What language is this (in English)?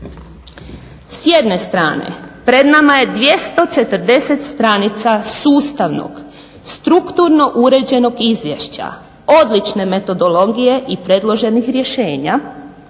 Croatian